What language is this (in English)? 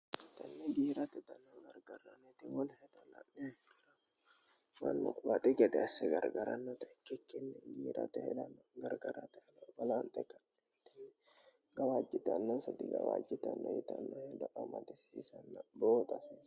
Sidamo